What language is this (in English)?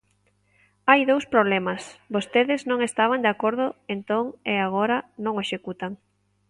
Galician